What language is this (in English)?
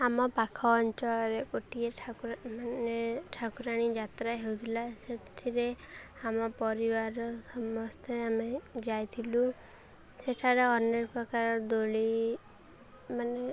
Odia